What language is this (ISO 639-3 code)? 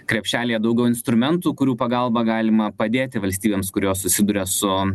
lit